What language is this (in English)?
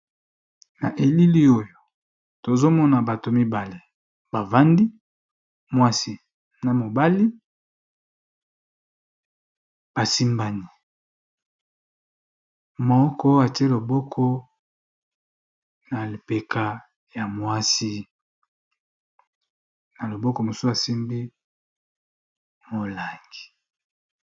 Lingala